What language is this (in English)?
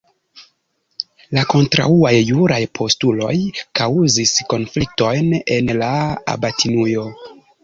Esperanto